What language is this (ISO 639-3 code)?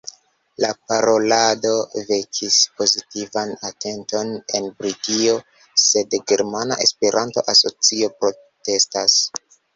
epo